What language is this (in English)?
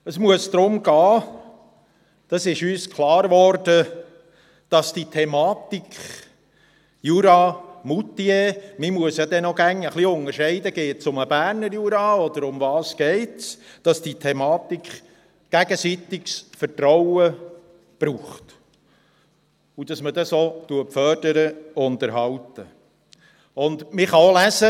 Swiss German